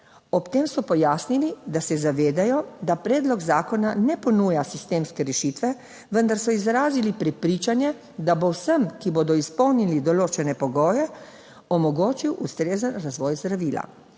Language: Slovenian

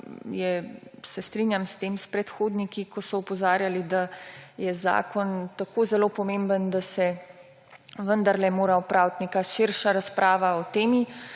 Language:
Slovenian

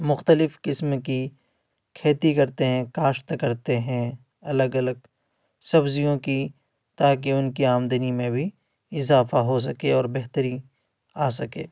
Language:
Urdu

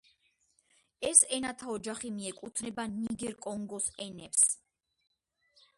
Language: Georgian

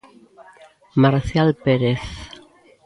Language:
Galician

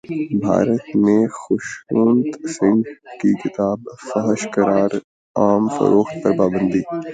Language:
Urdu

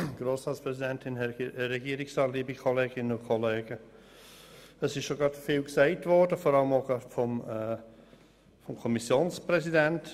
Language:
Swiss German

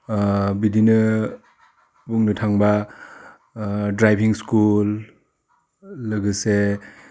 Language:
Bodo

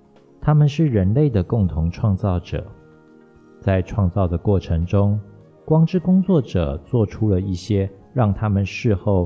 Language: Chinese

